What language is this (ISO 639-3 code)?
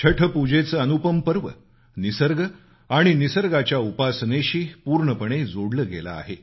mar